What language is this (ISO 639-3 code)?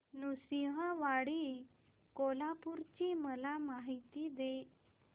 mar